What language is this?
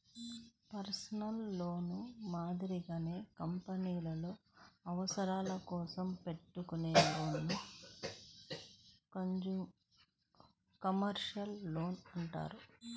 Telugu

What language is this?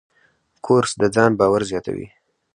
Pashto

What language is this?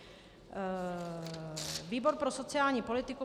Czech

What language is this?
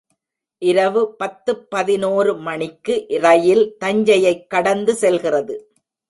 Tamil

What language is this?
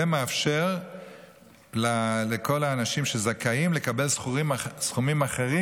Hebrew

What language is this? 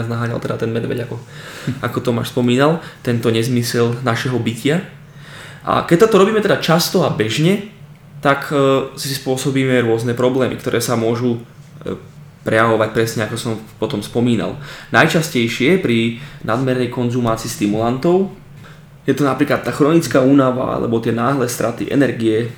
Slovak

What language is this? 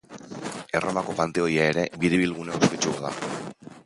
Basque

